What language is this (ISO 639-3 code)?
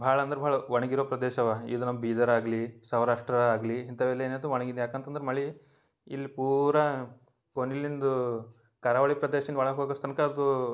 kan